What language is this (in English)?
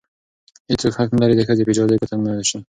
Pashto